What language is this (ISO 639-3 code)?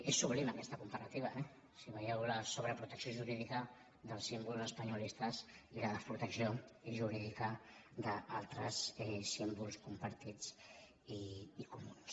cat